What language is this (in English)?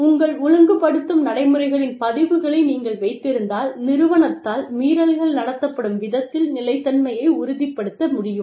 Tamil